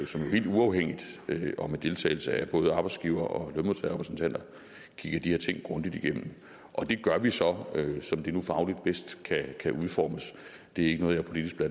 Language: Danish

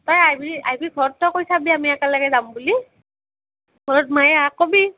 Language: Assamese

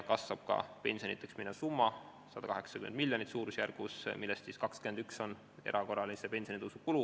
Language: Estonian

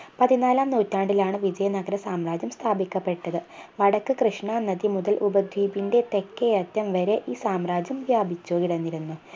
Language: Malayalam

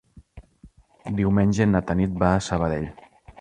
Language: Catalan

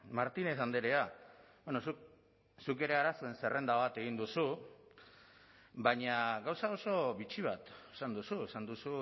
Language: Basque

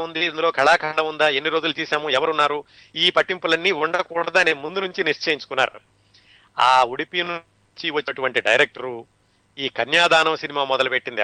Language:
Telugu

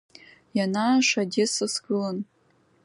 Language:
Abkhazian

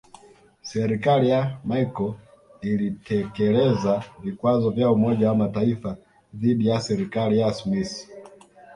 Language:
Swahili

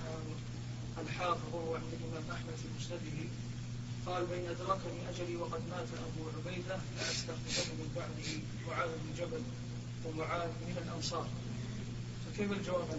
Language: Arabic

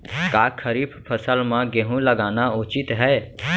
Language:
Chhattisgarhi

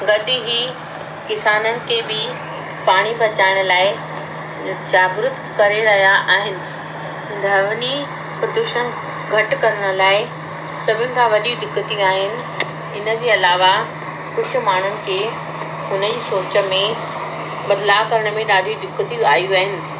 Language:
Sindhi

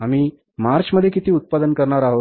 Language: Marathi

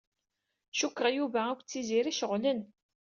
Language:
Kabyle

